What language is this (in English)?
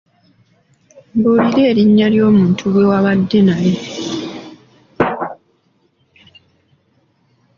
Ganda